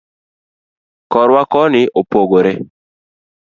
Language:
Luo (Kenya and Tanzania)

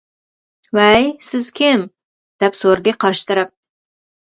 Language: Uyghur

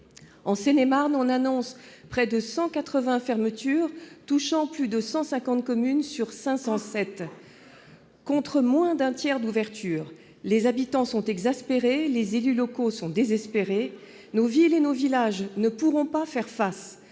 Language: French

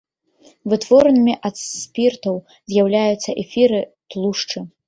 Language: Belarusian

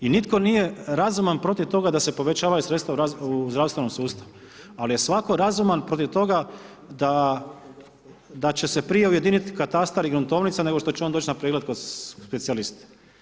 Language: Croatian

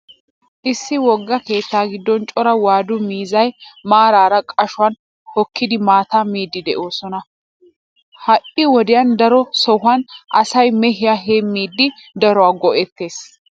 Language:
Wolaytta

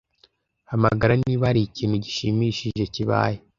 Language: Kinyarwanda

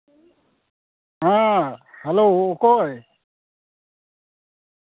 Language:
Santali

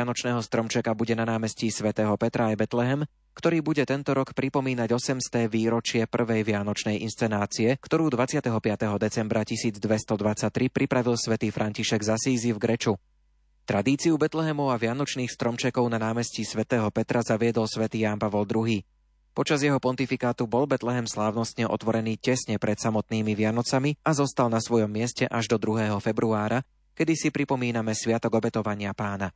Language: Slovak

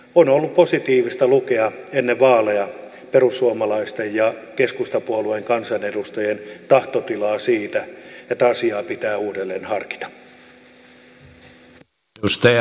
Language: Finnish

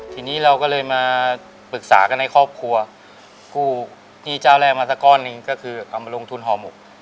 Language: Thai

